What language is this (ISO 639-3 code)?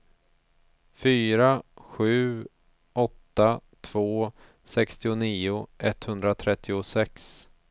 swe